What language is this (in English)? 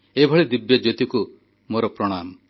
Odia